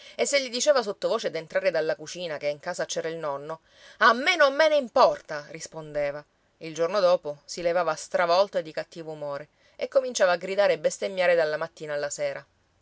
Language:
Italian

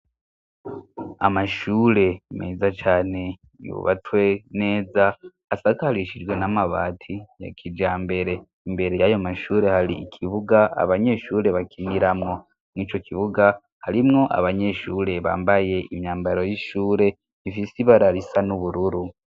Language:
Rundi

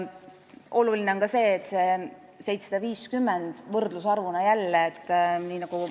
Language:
Estonian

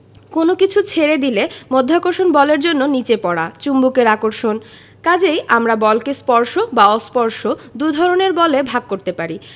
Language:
Bangla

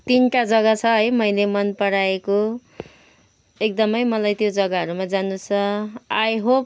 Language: Nepali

